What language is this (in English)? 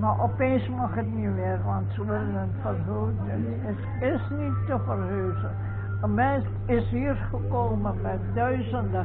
Dutch